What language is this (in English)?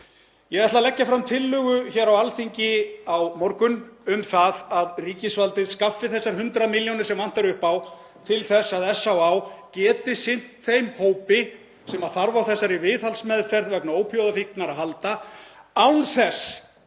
Icelandic